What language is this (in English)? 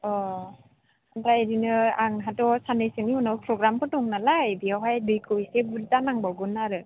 Bodo